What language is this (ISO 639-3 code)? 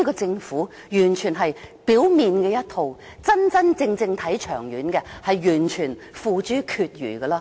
yue